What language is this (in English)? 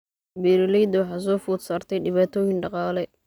Somali